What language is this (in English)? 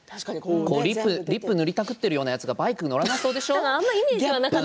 Japanese